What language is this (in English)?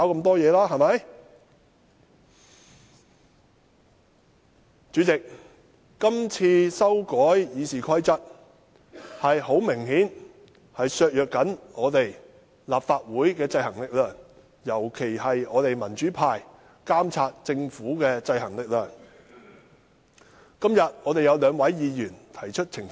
Cantonese